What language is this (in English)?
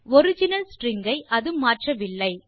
Tamil